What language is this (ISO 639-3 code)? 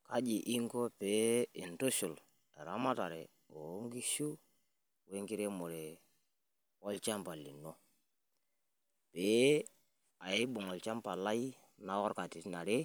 mas